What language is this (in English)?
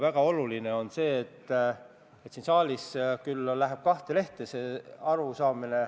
Estonian